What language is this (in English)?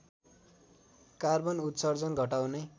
Nepali